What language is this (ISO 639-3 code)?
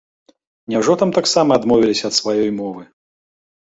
bel